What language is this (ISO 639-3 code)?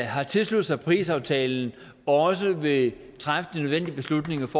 dan